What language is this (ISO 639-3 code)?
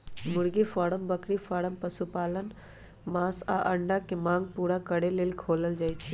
mag